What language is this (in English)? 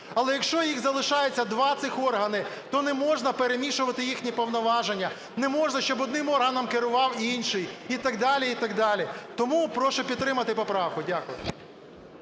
Ukrainian